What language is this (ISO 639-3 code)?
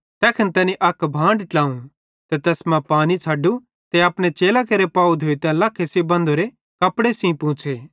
bhd